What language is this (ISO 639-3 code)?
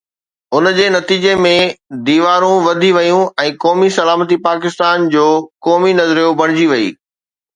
snd